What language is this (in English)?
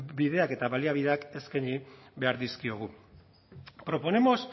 Basque